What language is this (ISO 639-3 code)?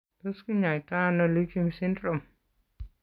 kln